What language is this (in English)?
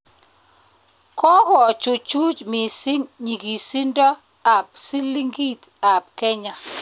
Kalenjin